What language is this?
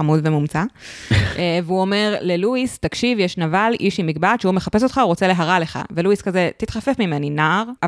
Hebrew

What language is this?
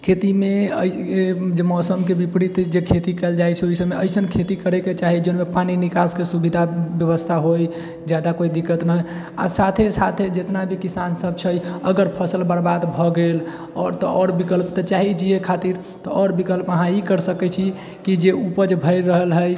Maithili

